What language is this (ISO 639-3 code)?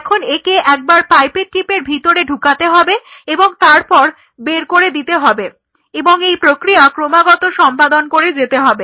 ben